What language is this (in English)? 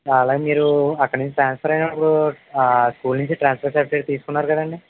Telugu